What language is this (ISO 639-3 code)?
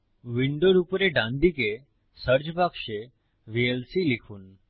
ben